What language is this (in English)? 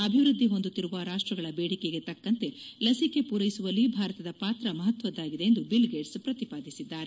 Kannada